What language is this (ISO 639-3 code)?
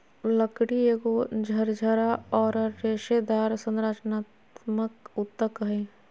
mag